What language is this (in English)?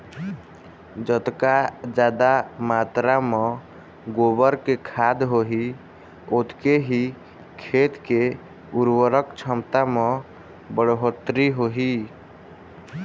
Chhattisgarhi